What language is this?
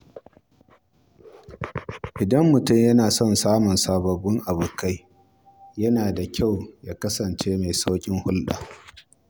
Hausa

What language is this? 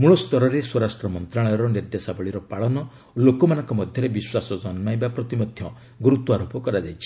Odia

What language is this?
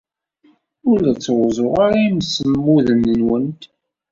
Kabyle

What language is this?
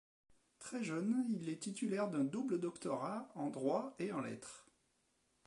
French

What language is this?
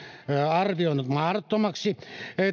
Finnish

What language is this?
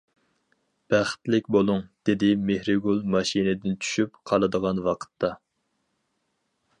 Uyghur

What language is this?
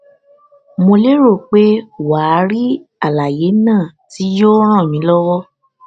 Yoruba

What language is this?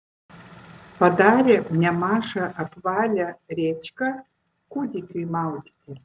Lithuanian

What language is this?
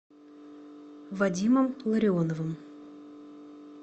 Russian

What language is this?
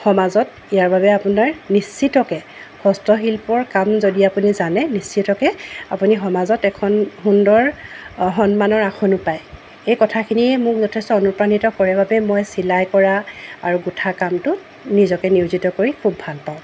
Assamese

